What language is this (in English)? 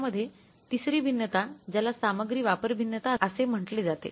Marathi